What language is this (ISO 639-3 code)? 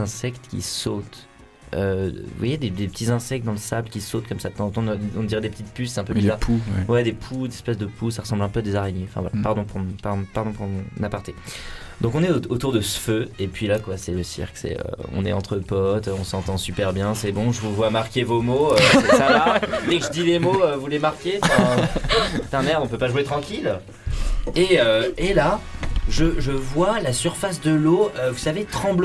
fra